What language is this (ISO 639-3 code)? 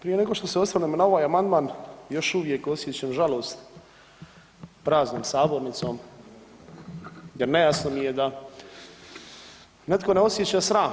hrv